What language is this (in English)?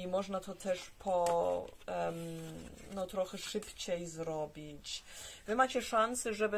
Polish